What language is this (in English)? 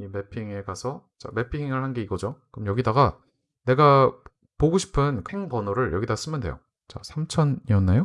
Korean